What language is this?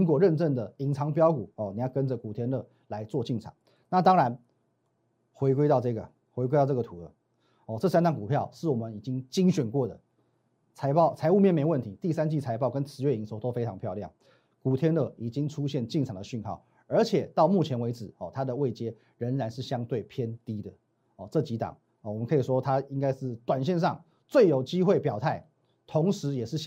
Chinese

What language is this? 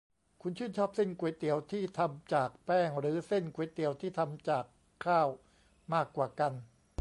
Thai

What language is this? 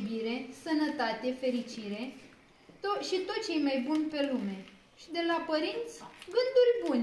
Romanian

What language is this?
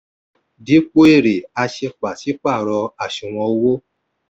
Yoruba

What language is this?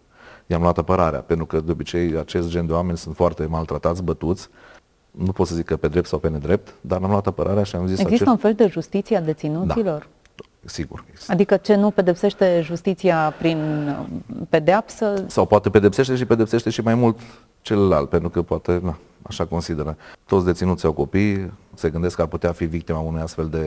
Romanian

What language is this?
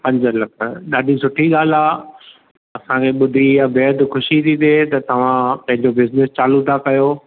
Sindhi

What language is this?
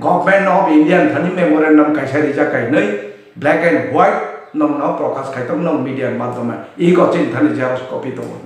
Indonesian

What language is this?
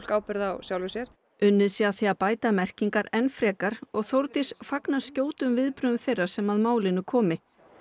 Icelandic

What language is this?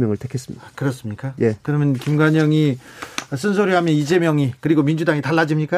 Korean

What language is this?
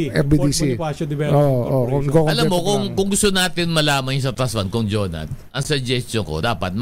Filipino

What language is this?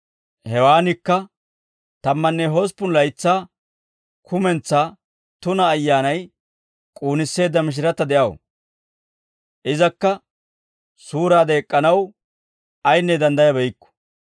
Dawro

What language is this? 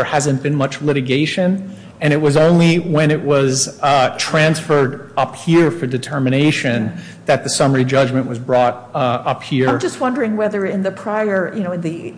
English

